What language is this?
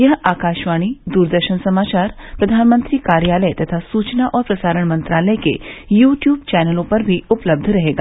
Hindi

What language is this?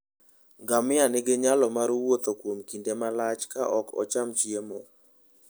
Luo (Kenya and Tanzania)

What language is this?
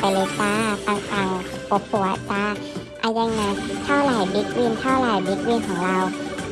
Thai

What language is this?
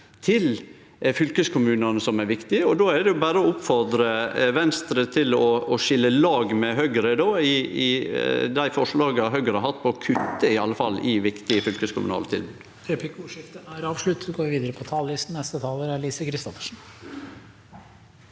Norwegian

